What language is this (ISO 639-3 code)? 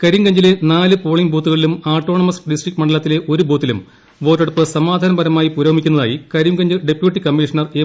mal